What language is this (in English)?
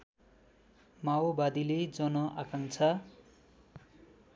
Nepali